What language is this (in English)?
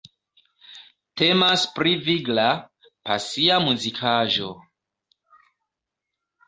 Esperanto